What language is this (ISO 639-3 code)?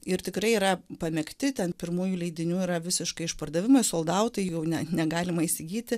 lit